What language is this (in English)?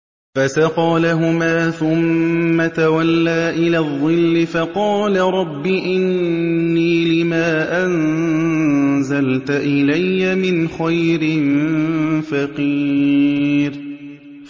Arabic